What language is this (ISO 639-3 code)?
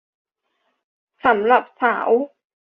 tha